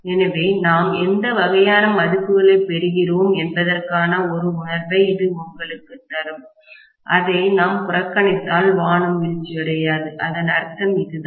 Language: Tamil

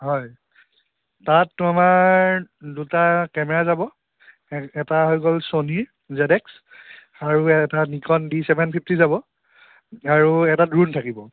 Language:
Assamese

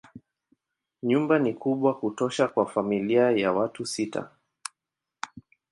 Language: Swahili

